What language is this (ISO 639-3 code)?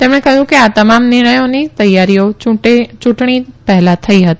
guj